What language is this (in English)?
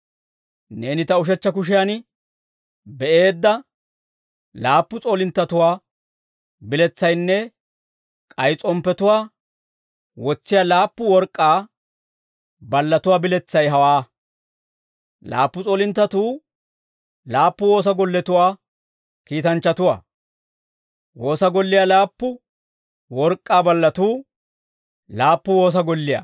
Dawro